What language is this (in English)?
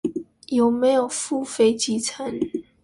Chinese